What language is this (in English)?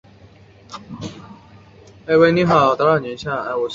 Chinese